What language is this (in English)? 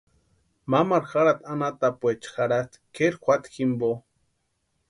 Western Highland Purepecha